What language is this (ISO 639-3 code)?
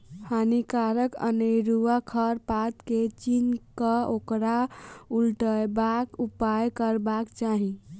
mai